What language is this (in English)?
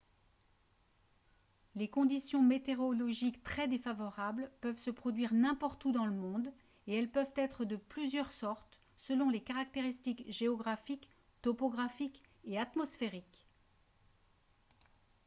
French